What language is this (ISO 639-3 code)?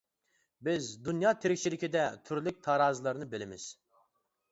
uig